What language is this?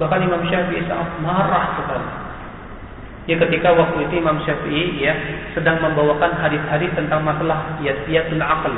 Malay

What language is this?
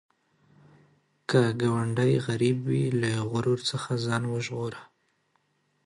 Pashto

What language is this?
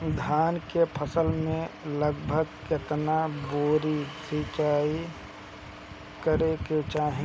Bhojpuri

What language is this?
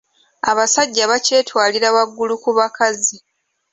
Ganda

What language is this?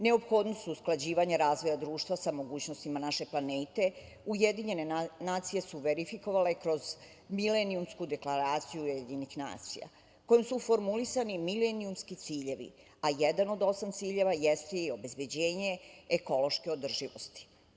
Serbian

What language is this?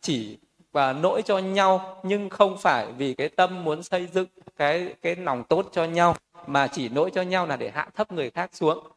Vietnamese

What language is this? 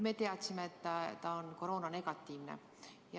Estonian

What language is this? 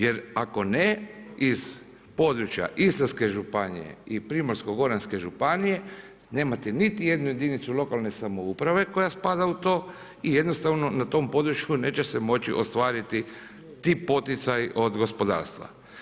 Croatian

